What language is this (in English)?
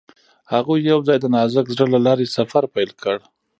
Pashto